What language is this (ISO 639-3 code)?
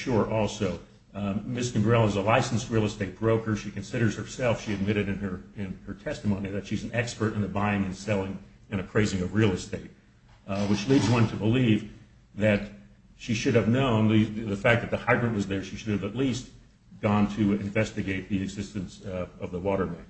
eng